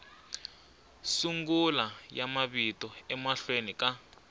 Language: Tsonga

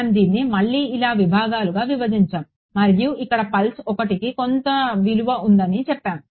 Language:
Telugu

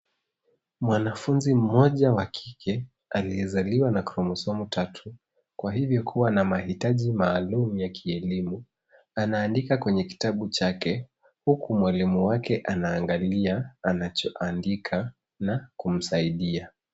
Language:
Swahili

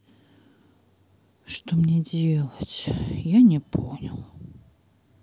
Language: Russian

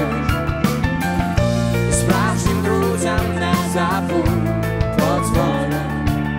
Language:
Ukrainian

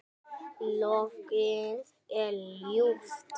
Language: Icelandic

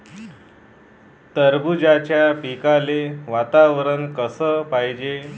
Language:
Marathi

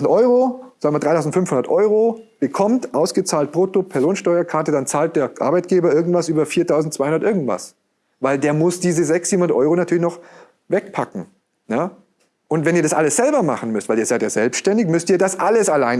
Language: German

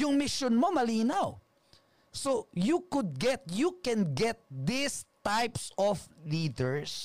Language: Filipino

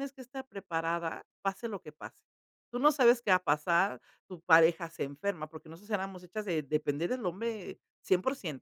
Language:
Spanish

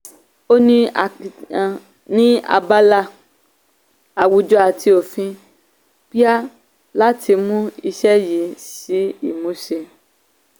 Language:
Yoruba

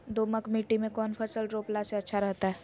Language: Magahi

